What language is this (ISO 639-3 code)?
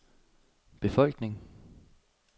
dan